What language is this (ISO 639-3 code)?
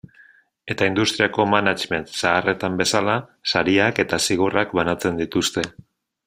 eus